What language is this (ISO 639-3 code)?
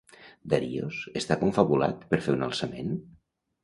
cat